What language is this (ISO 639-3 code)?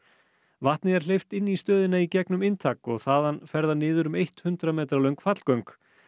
isl